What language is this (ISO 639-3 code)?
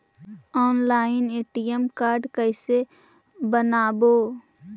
mag